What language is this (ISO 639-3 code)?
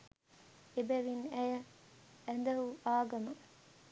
sin